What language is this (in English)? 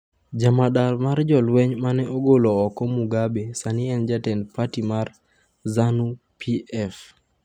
Luo (Kenya and Tanzania)